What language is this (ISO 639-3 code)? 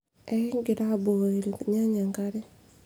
mas